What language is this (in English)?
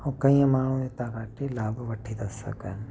Sindhi